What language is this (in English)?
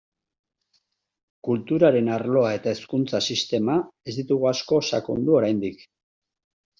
Basque